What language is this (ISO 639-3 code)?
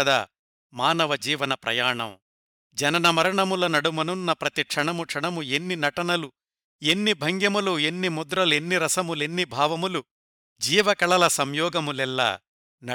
tel